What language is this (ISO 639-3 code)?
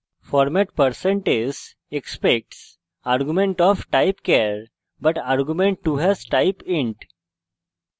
ben